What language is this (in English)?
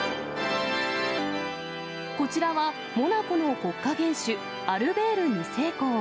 Japanese